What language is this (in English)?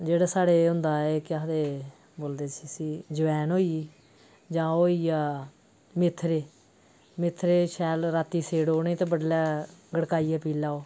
Dogri